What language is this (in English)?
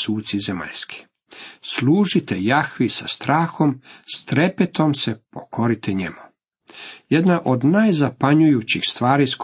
Croatian